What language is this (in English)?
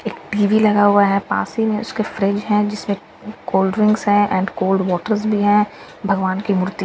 Hindi